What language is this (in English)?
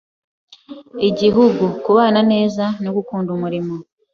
Kinyarwanda